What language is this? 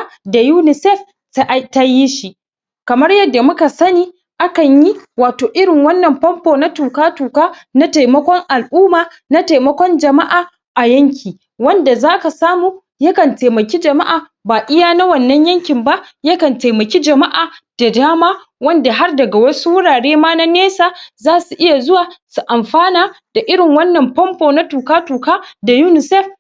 Hausa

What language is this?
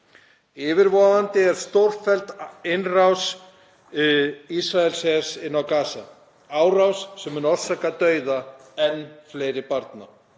Icelandic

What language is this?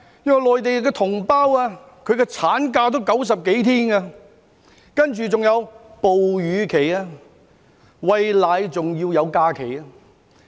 Cantonese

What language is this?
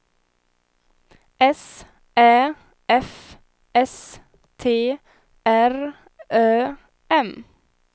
Swedish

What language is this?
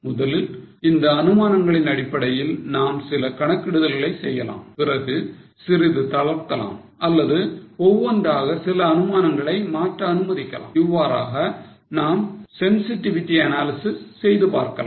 Tamil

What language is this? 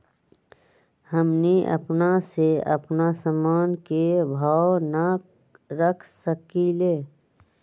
Magahi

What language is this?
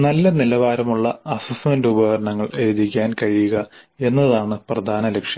Malayalam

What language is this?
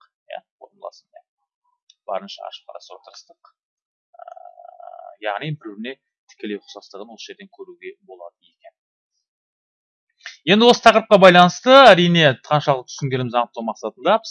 Turkish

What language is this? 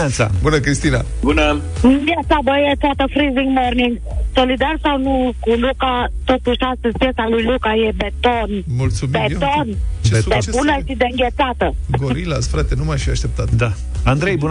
Romanian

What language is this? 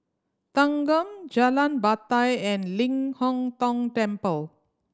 English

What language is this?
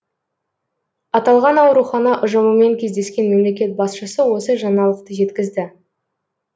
Kazakh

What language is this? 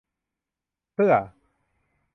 Thai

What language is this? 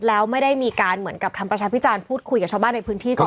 Thai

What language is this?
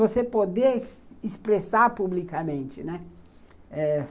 Portuguese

